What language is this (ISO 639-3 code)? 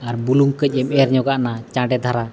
sat